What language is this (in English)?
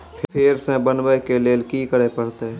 Maithili